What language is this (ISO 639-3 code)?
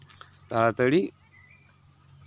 sat